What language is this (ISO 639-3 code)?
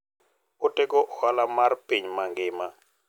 luo